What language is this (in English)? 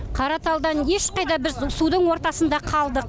Kazakh